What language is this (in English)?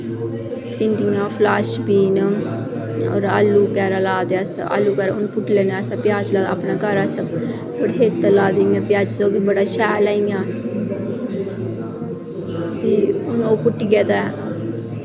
Dogri